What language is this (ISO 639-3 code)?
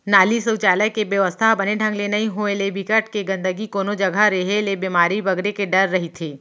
hne